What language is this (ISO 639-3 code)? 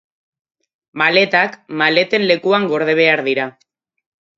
eus